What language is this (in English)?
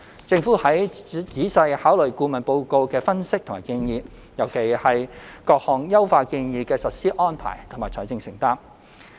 Cantonese